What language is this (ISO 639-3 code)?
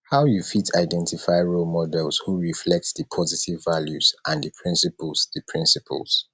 pcm